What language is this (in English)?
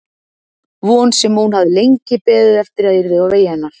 Icelandic